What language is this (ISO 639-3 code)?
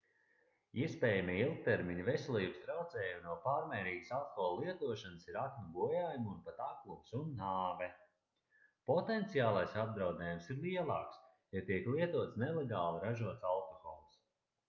lav